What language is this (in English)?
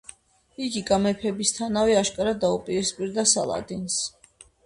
Georgian